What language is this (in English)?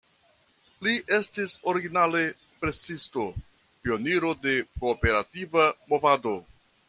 Esperanto